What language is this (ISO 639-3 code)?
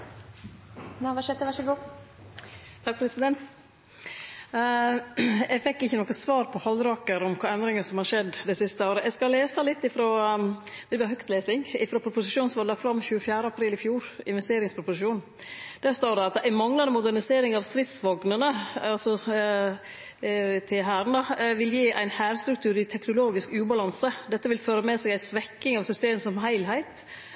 nor